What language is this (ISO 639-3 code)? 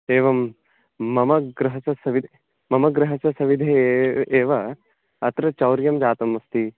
san